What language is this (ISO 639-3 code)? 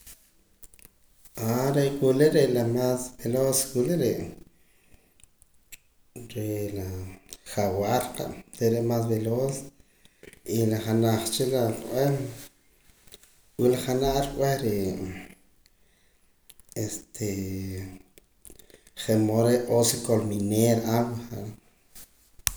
poc